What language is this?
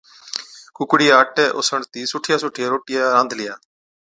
Od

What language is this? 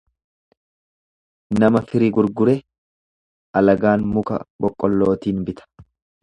Oromo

